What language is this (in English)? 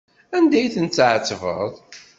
Kabyle